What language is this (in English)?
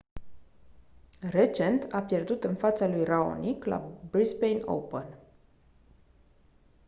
Romanian